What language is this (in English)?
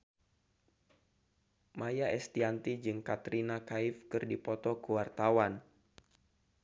Sundanese